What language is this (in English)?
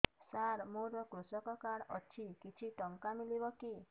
Odia